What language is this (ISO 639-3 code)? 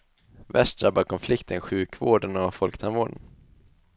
swe